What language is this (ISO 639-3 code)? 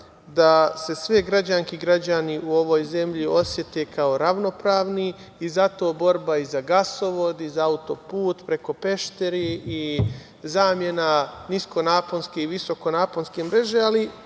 srp